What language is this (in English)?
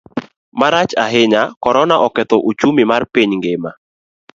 Luo (Kenya and Tanzania)